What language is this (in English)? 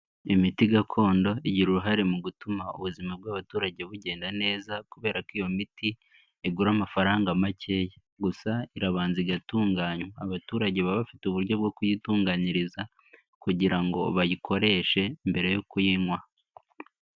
Kinyarwanda